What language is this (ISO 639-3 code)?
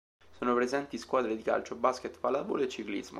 ita